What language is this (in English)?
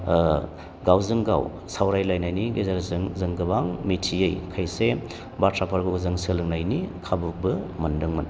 Bodo